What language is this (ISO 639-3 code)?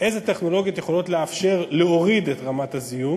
heb